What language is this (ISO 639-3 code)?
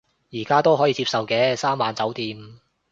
yue